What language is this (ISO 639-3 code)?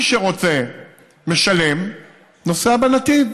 heb